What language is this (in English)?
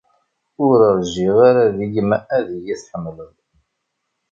Kabyle